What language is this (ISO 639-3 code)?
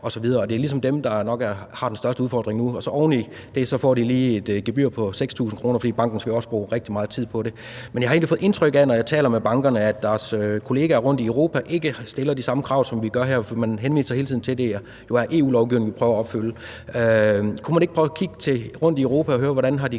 dan